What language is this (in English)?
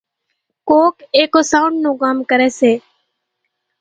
Kachi Koli